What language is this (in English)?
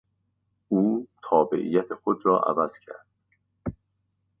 Persian